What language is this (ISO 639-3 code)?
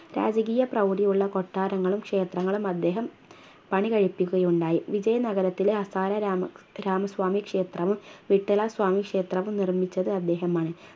mal